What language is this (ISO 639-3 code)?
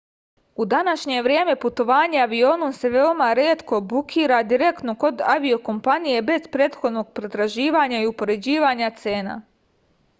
srp